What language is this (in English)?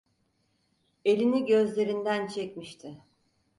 Turkish